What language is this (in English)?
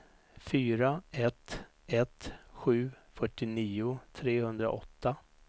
Swedish